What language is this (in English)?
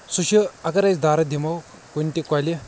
Kashmiri